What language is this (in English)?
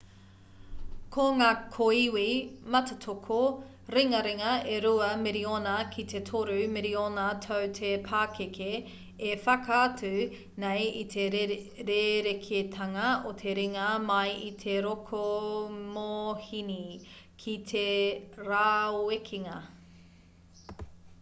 Māori